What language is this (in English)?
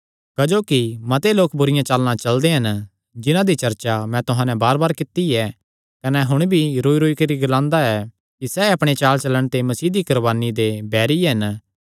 Kangri